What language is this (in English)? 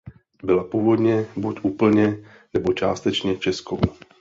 Czech